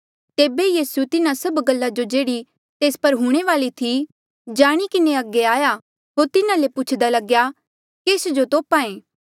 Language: Mandeali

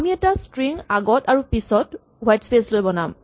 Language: Assamese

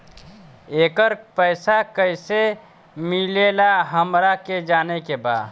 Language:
Bhojpuri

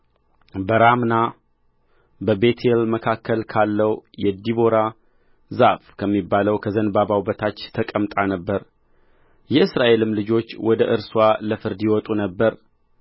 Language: Amharic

